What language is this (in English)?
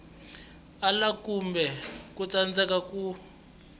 Tsonga